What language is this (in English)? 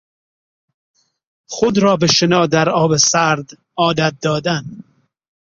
Persian